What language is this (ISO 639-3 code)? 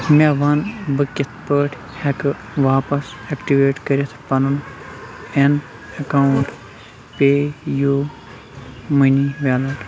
kas